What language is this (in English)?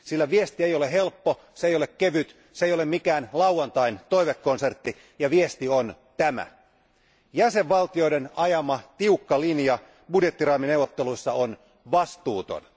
Finnish